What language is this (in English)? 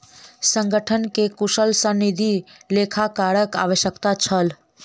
Maithili